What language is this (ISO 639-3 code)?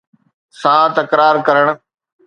snd